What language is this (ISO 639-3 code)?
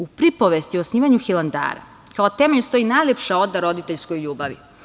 srp